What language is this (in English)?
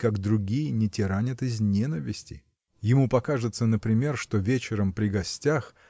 Russian